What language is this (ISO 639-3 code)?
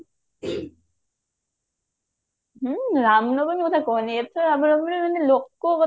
ori